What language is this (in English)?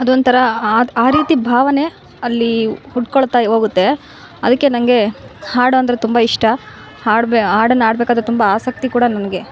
Kannada